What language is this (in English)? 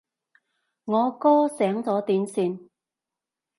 Cantonese